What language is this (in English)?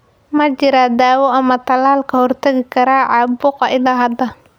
Somali